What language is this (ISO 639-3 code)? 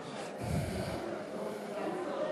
heb